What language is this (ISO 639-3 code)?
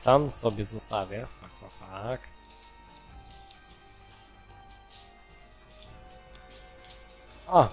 pol